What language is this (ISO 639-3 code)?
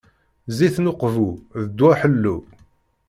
kab